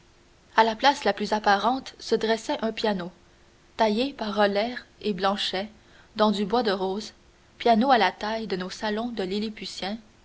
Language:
French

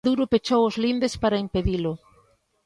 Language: Galician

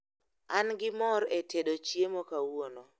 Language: Luo (Kenya and Tanzania)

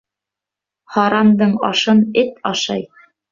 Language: Bashkir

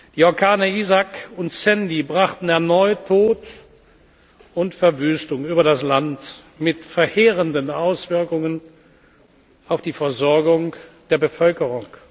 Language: German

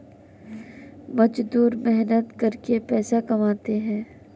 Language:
Hindi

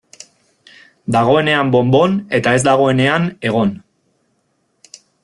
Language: Basque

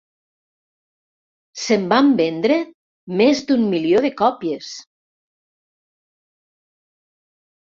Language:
Catalan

